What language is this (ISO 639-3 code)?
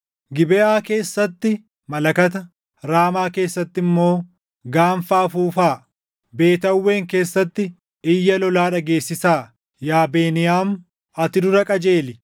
orm